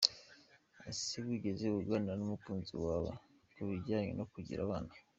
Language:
Kinyarwanda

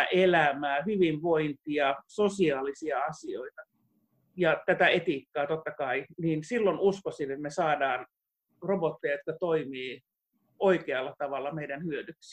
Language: Finnish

